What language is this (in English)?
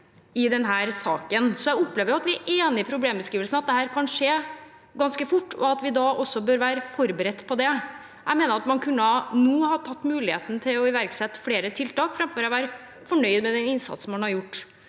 Norwegian